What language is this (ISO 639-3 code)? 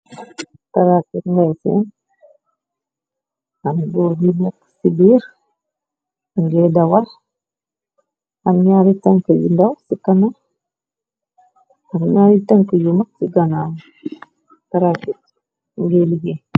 wol